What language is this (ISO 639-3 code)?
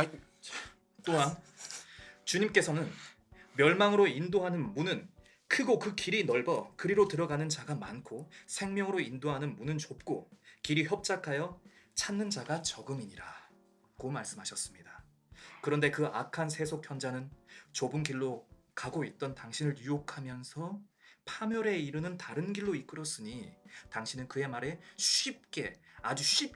kor